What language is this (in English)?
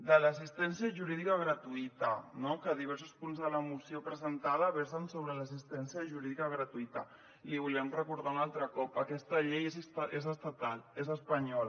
Catalan